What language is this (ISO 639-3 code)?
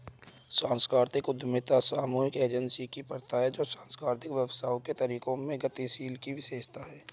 hin